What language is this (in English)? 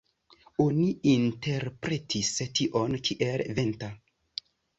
Esperanto